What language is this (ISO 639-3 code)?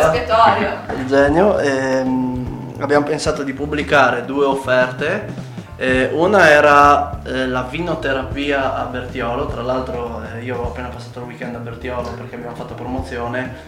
ita